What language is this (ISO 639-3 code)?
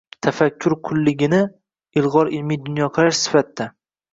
uzb